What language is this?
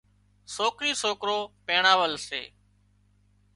Wadiyara Koli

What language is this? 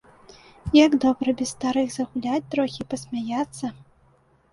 Belarusian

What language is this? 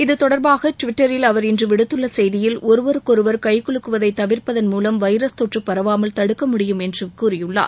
Tamil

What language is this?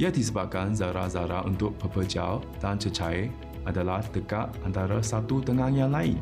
Malay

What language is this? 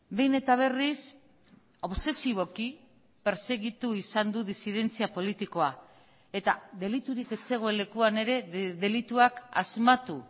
Basque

